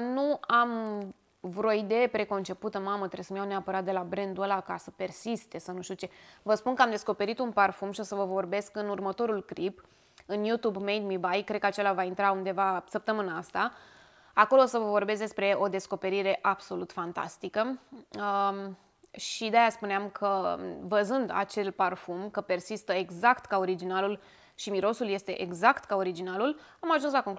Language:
Romanian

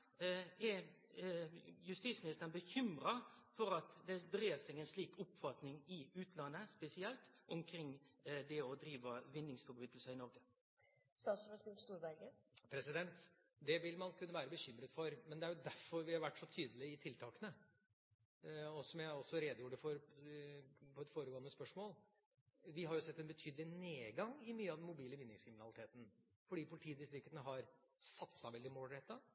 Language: Norwegian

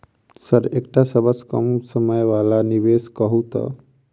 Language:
Maithili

